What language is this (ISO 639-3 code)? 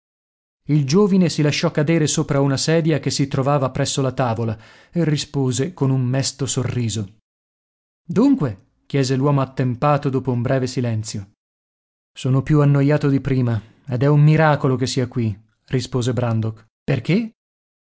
ita